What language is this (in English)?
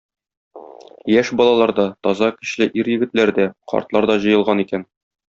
Tatar